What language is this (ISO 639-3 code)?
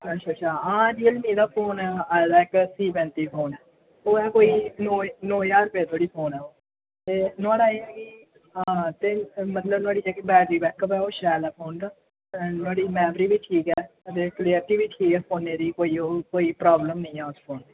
doi